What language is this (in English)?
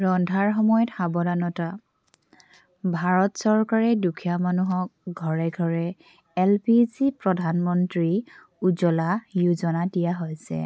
Assamese